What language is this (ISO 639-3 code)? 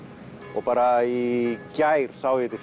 isl